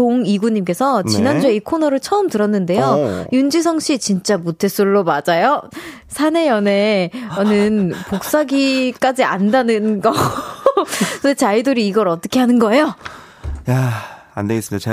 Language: Korean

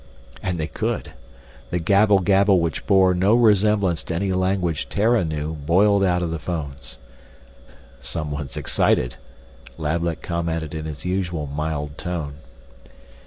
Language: English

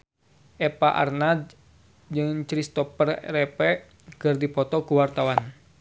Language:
Sundanese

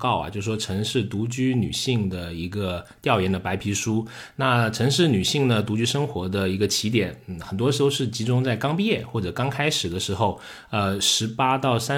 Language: Chinese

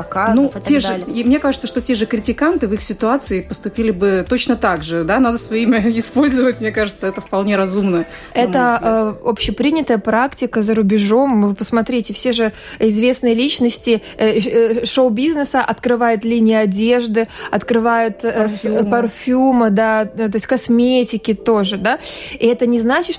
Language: Russian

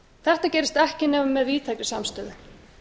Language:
Icelandic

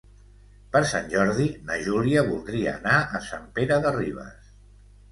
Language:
Catalan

